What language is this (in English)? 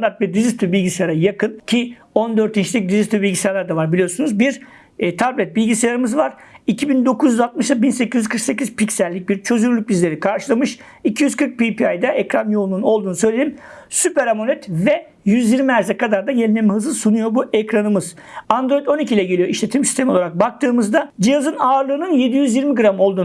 Turkish